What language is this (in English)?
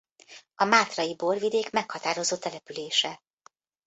Hungarian